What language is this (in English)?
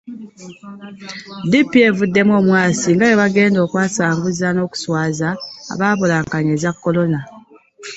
Ganda